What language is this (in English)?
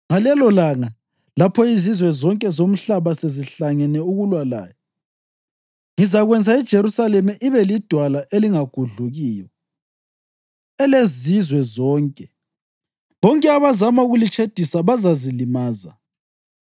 North Ndebele